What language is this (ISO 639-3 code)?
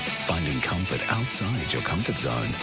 eng